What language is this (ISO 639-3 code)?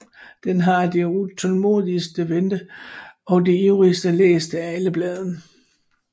dan